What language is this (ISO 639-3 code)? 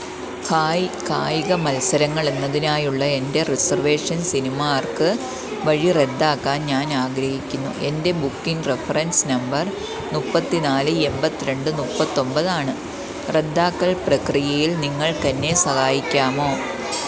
mal